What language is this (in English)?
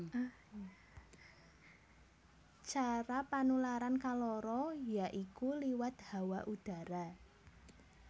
Javanese